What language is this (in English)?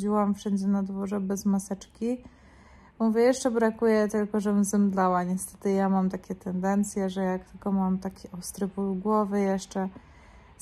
Polish